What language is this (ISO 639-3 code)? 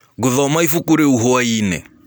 kik